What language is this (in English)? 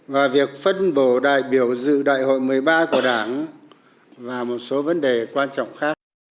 Vietnamese